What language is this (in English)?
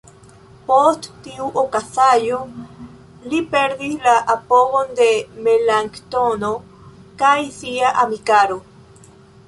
Esperanto